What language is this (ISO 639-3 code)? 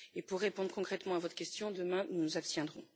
fra